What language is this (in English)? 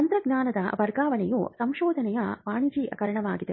Kannada